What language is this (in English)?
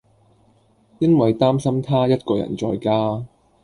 Cantonese